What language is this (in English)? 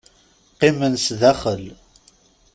Kabyle